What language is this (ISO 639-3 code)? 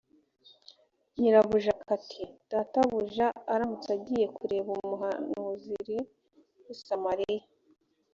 kin